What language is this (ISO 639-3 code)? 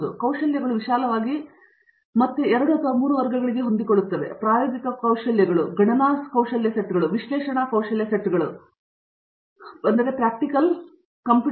kan